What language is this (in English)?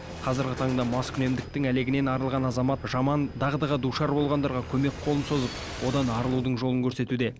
Kazakh